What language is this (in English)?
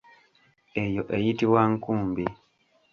Ganda